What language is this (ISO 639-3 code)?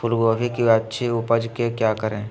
mag